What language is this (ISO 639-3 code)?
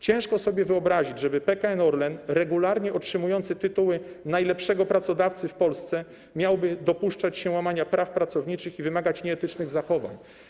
pol